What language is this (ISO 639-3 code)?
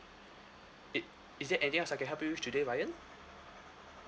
eng